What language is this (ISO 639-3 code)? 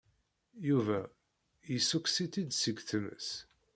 kab